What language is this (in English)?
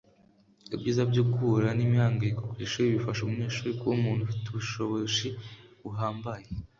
Kinyarwanda